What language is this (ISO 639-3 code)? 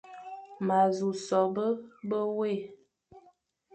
fan